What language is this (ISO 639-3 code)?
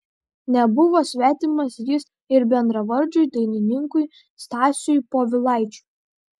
lit